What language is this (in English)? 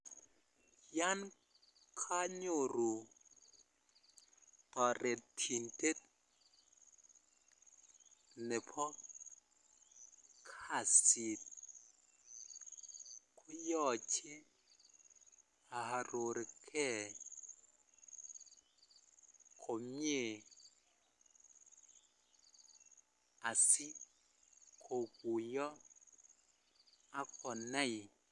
Kalenjin